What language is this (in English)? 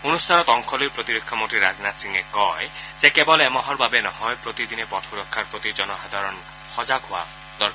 Assamese